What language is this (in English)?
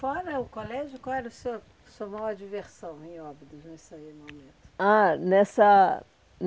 Portuguese